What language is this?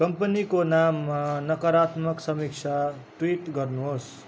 Nepali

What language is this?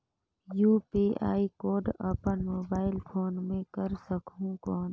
Chhattisgarhi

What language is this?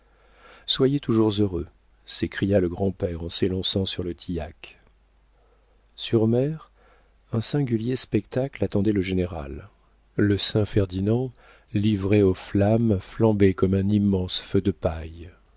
French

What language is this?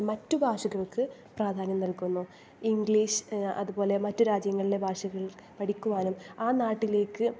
Malayalam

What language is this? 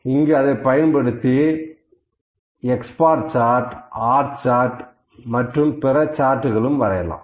Tamil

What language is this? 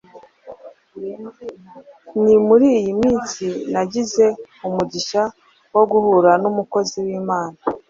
Kinyarwanda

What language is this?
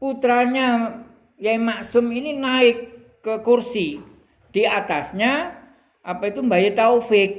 Indonesian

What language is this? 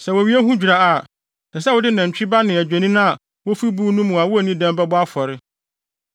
Akan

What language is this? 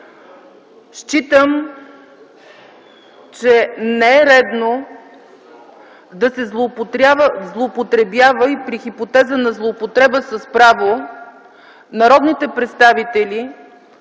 Bulgarian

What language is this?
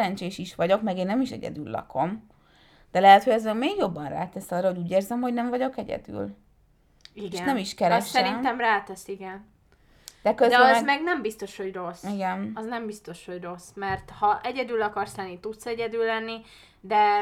Hungarian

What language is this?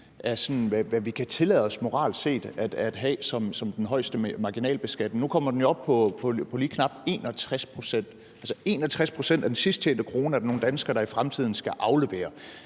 Danish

